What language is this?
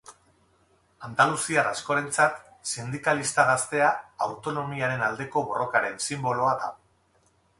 Basque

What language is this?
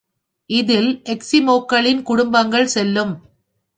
Tamil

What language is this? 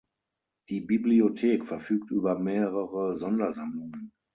German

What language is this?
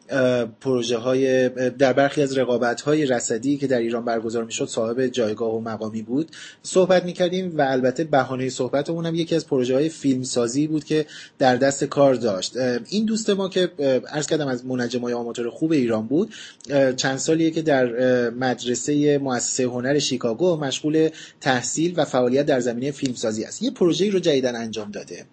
Persian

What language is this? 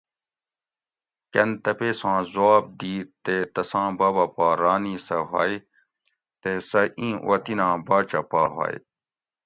Gawri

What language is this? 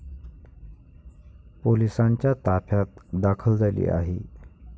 Marathi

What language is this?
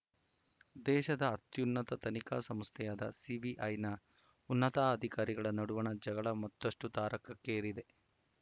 Kannada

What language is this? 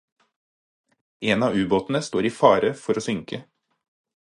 Norwegian Bokmål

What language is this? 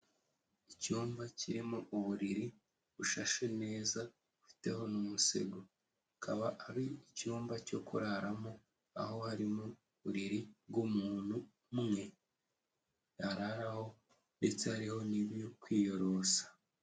Kinyarwanda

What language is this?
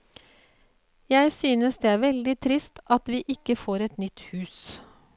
Norwegian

